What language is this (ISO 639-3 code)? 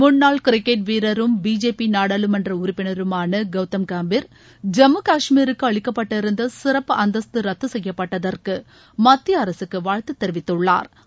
tam